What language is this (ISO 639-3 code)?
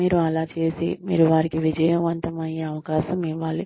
tel